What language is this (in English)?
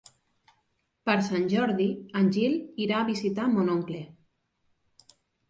Catalan